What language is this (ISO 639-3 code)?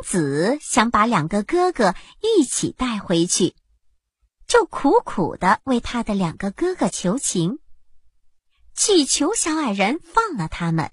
zho